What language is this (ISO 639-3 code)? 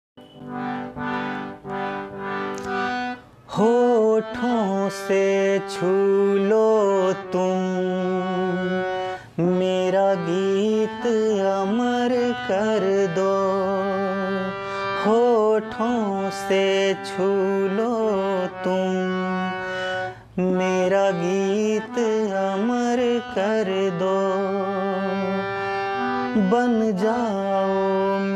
hin